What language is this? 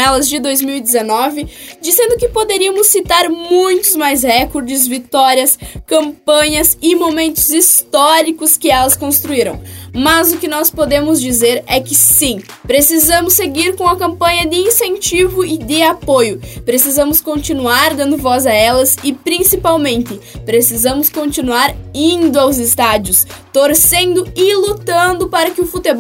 Portuguese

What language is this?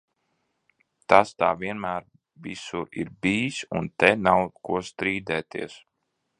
Latvian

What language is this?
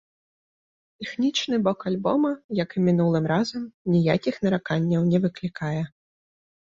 Belarusian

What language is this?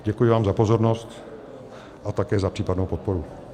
Czech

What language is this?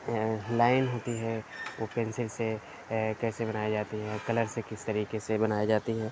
Urdu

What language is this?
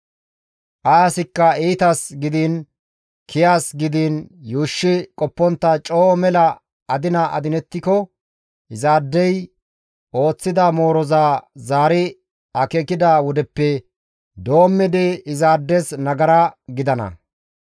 Gamo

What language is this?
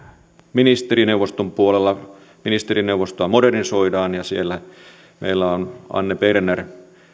Finnish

